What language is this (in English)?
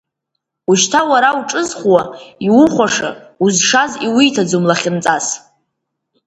Abkhazian